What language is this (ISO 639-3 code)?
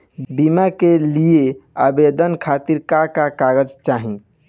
bho